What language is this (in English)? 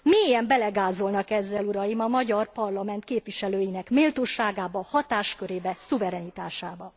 Hungarian